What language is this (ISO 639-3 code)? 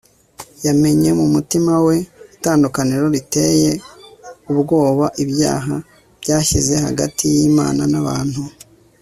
kin